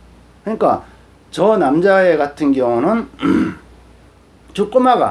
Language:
Korean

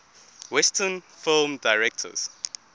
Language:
English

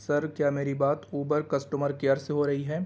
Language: Urdu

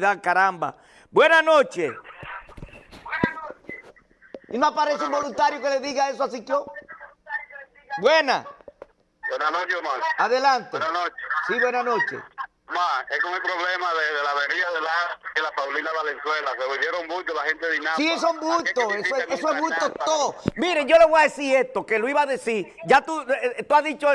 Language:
Spanish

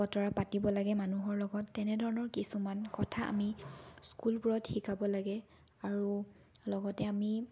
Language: Assamese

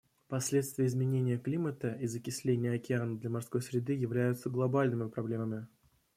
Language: Russian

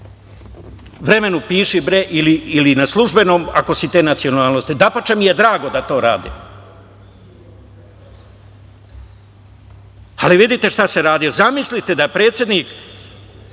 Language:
Serbian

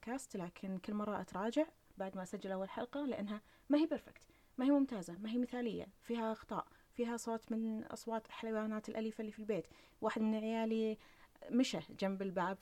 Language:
Arabic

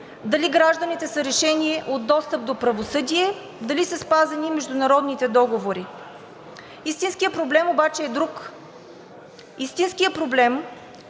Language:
Bulgarian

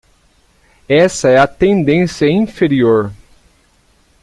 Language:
Portuguese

